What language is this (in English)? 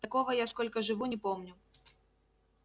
Russian